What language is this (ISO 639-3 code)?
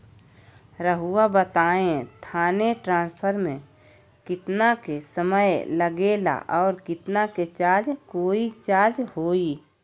mag